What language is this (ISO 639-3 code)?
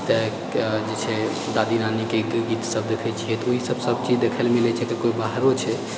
mai